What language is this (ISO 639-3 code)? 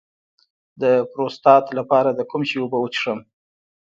pus